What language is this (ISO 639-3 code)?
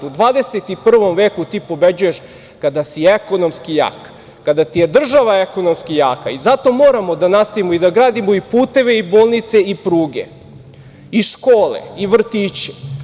srp